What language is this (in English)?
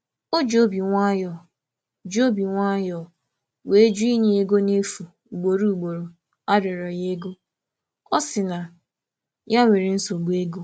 Igbo